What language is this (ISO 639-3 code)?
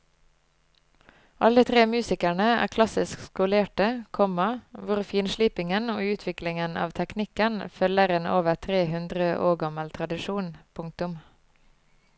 nor